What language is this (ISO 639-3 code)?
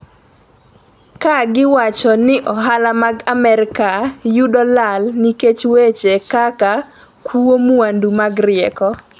luo